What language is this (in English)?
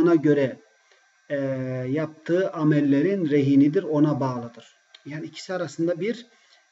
Turkish